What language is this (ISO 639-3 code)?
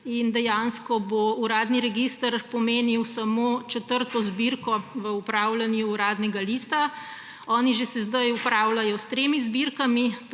slv